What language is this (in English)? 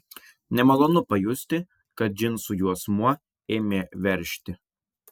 Lithuanian